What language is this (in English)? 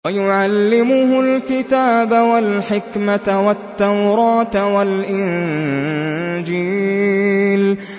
Arabic